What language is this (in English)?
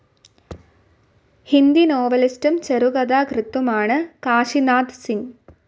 Malayalam